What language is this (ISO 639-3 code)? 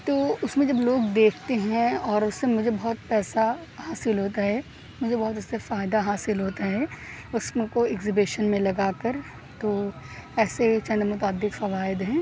urd